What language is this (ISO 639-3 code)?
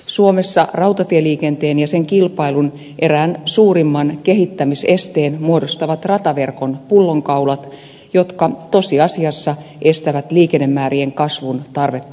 fin